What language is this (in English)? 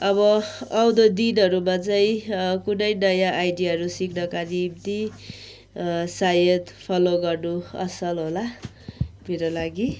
Nepali